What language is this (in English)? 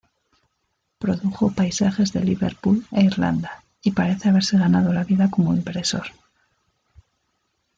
Spanish